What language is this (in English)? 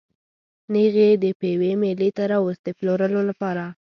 Pashto